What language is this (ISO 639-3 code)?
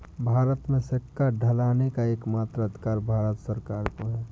hin